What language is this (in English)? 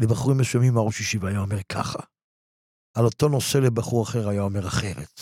Hebrew